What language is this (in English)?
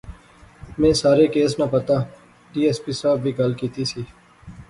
Pahari-Potwari